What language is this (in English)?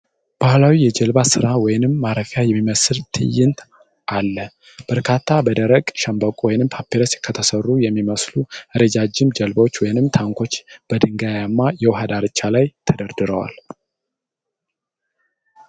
Amharic